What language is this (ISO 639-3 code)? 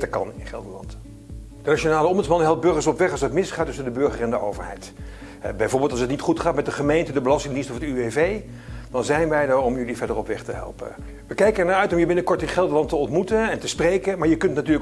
nld